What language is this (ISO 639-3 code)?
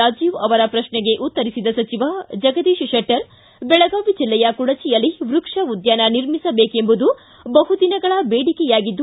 kan